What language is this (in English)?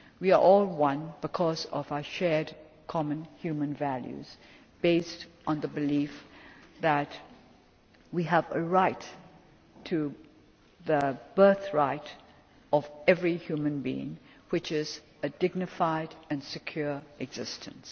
English